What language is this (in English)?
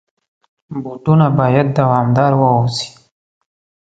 Pashto